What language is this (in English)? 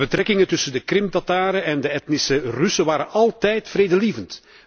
Dutch